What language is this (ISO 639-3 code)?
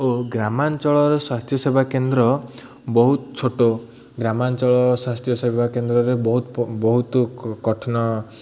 ori